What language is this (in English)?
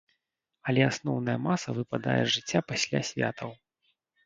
Belarusian